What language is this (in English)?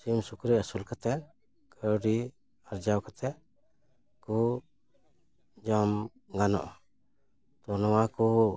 Santali